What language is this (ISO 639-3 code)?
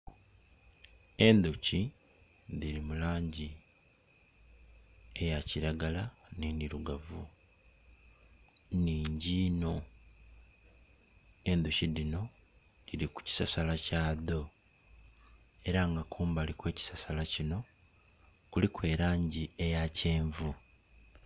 xog